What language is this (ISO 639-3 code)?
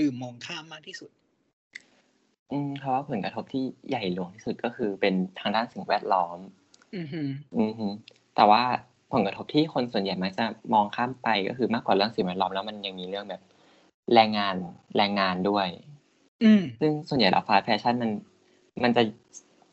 tha